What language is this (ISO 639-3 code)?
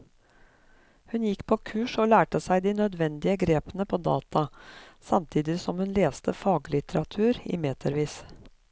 nor